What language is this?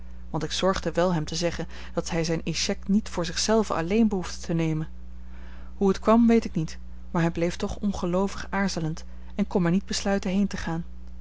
Dutch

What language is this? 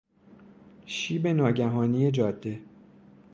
Persian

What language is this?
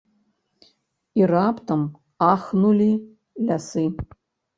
Belarusian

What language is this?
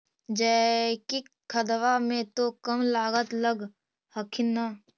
Magahi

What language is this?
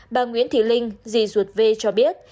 Vietnamese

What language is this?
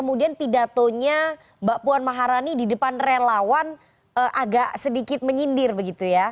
Indonesian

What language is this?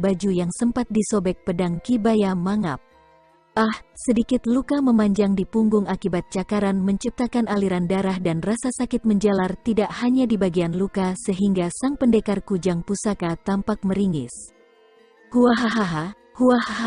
Indonesian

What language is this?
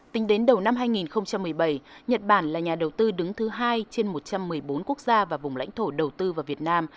Vietnamese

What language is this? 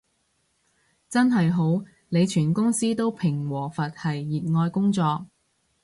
Cantonese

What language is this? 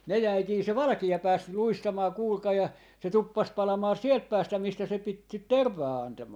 Finnish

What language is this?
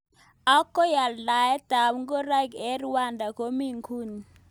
Kalenjin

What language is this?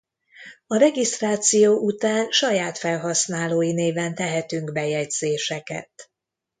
Hungarian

